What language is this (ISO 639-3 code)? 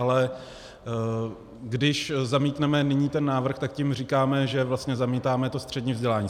ces